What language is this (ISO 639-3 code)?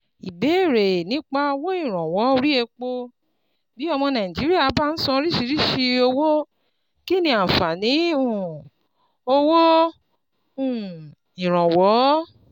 yor